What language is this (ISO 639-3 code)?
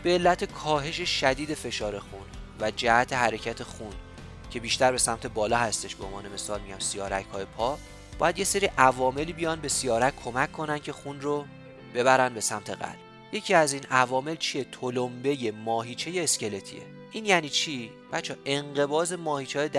fas